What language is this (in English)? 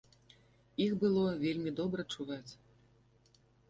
Belarusian